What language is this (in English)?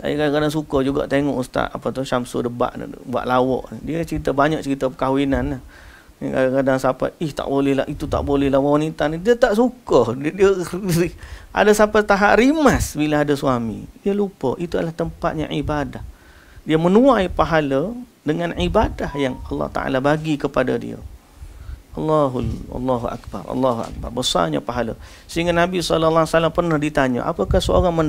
Malay